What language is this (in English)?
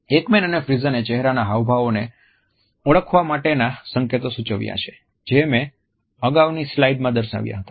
Gujarati